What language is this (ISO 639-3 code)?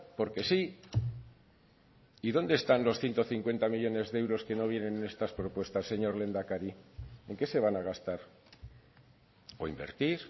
spa